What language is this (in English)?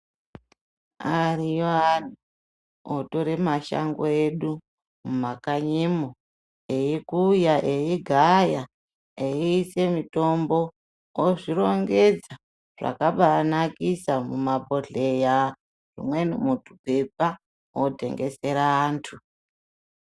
Ndau